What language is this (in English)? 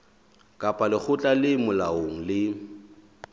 Southern Sotho